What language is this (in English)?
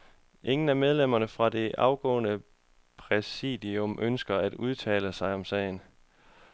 Danish